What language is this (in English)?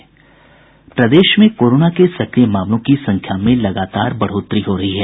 Hindi